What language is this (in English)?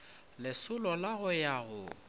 Northern Sotho